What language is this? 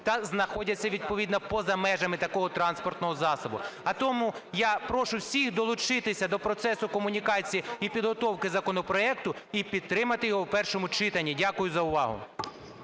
Ukrainian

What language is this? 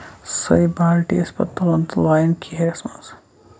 Kashmiri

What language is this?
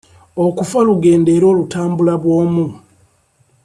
Ganda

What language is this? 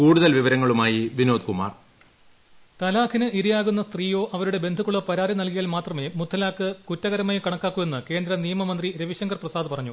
Malayalam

